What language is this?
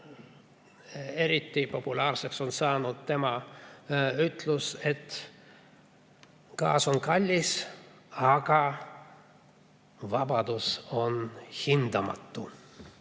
Estonian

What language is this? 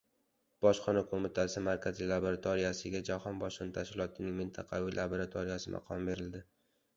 Uzbek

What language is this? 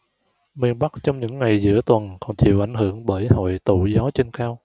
Vietnamese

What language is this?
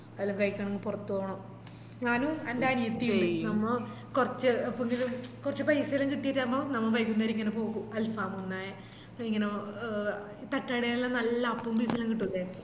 Malayalam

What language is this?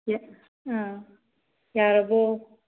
Manipuri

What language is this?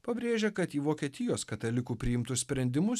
Lithuanian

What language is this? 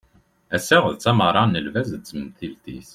Kabyle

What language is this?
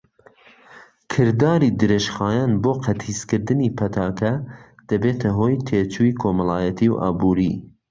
Central Kurdish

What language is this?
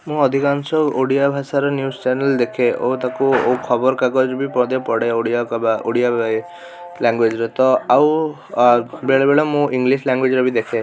Odia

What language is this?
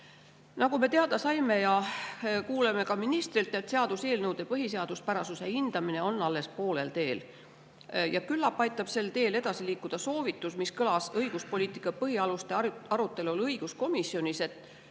Estonian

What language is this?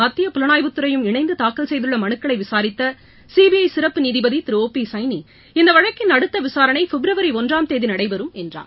Tamil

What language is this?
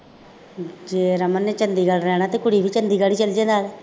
Punjabi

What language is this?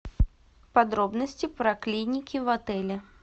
Russian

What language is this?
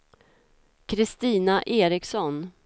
Swedish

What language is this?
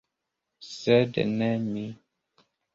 Esperanto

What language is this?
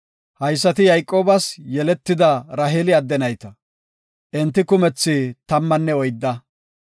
Gofa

